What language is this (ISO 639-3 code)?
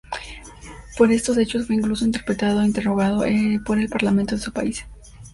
spa